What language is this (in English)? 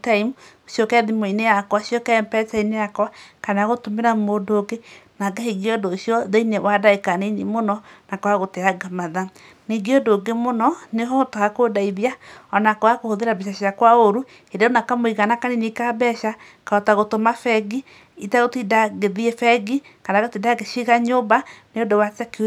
Kikuyu